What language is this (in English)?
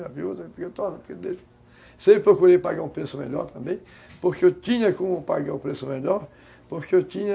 Portuguese